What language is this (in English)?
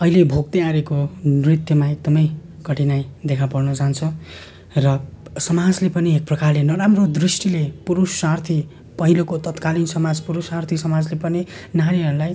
Nepali